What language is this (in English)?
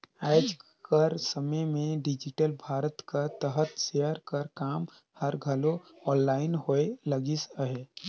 Chhattisgarhi